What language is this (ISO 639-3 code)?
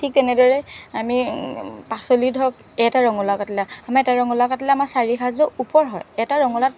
asm